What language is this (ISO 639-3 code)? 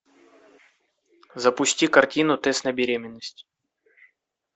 rus